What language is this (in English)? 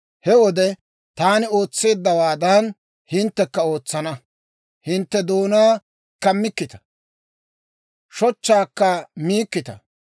Dawro